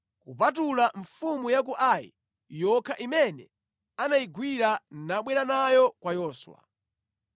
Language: Nyanja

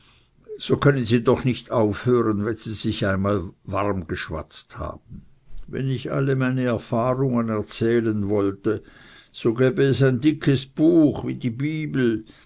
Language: German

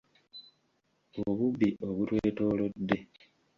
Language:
Ganda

